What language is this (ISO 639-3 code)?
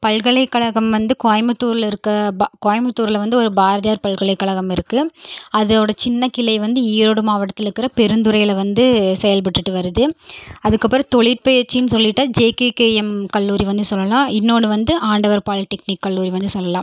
tam